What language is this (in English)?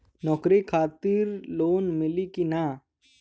Bhojpuri